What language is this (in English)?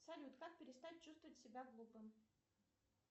Russian